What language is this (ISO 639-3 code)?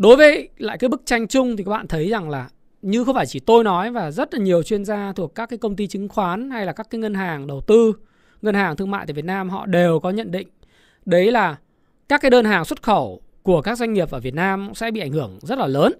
vie